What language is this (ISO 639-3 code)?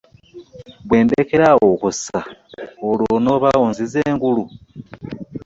lug